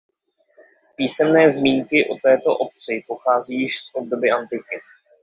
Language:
Czech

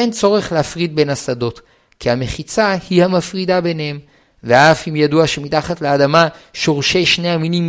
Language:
Hebrew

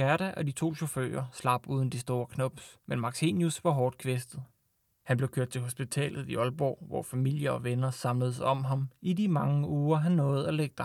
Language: Danish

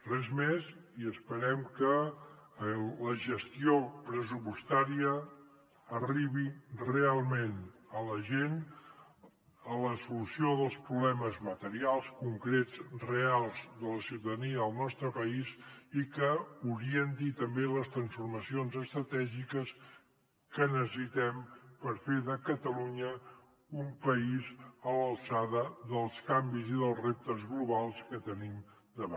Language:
Catalan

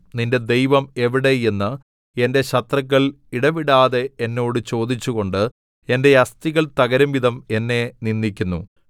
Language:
Malayalam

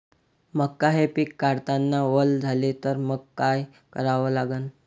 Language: Marathi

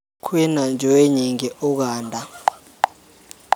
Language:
Kikuyu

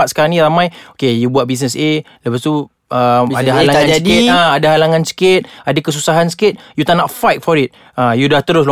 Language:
Malay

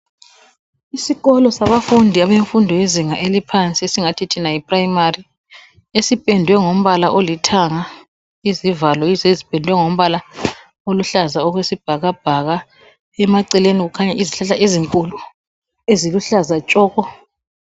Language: North Ndebele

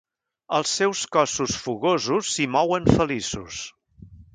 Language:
Catalan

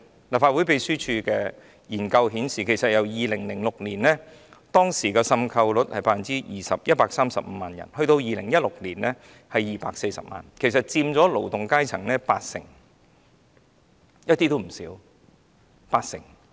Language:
Cantonese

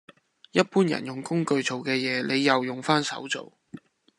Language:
Cantonese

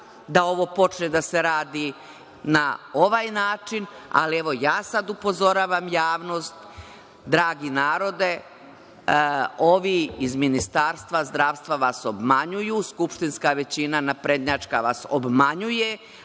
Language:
Serbian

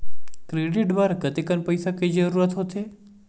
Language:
Chhattisgarhi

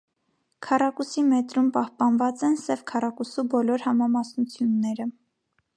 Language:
Armenian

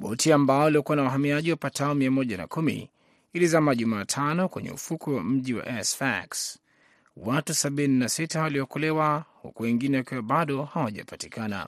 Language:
Swahili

